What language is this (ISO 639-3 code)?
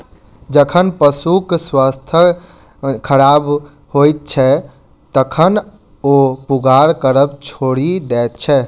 mai